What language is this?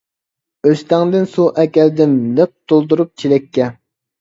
Uyghur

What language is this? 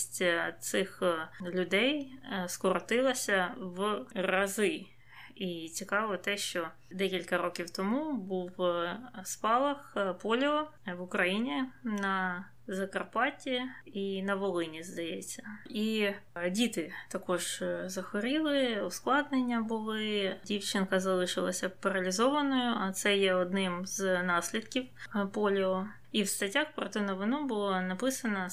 Ukrainian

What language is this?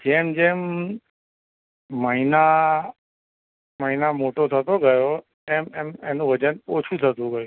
Gujarati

